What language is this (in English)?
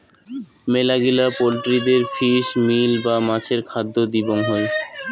Bangla